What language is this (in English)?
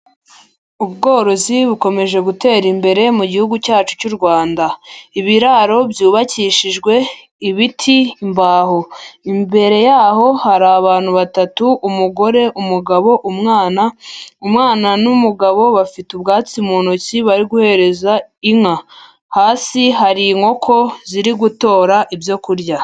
Kinyarwanda